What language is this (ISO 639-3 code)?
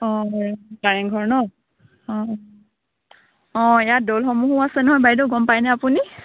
asm